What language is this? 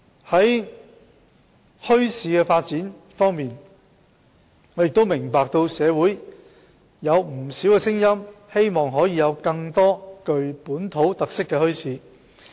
Cantonese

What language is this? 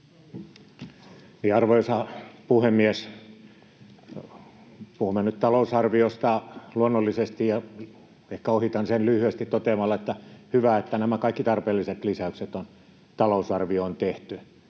Finnish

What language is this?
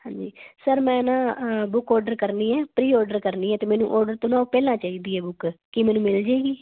Punjabi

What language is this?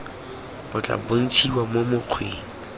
Tswana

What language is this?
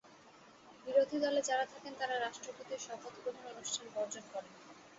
Bangla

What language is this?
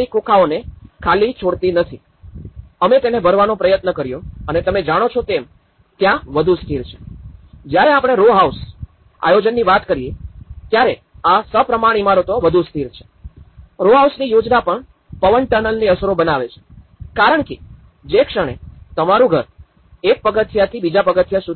Gujarati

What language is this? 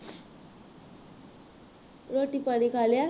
Punjabi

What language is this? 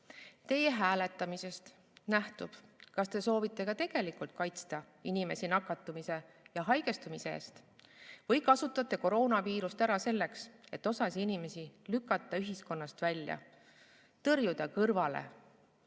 Estonian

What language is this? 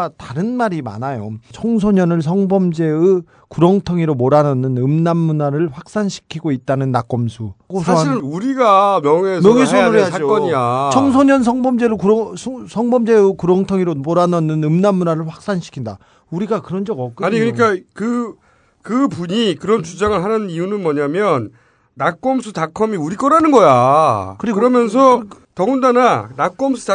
Korean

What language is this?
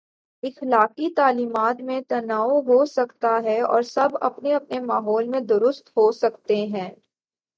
Urdu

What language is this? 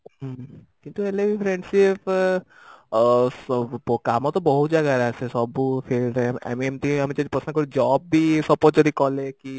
Odia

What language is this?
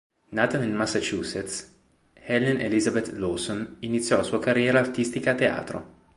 Italian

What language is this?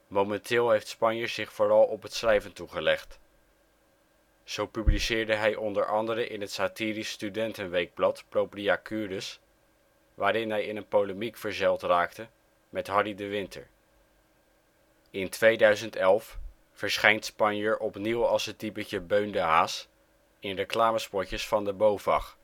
Dutch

